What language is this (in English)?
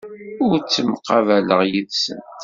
Kabyle